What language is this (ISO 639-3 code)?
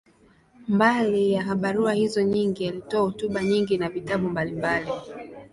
swa